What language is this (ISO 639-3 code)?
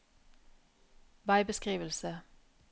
nor